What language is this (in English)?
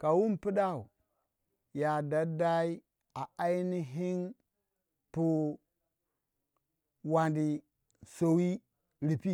Waja